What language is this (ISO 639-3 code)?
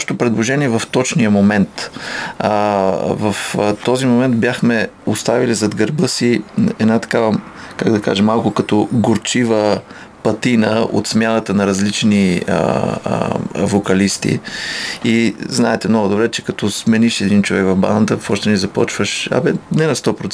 bul